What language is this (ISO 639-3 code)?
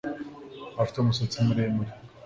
kin